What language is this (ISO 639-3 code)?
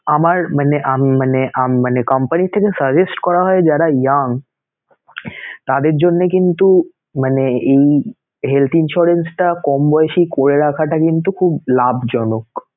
ben